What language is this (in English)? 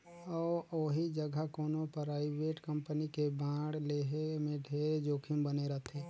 Chhattisgarhi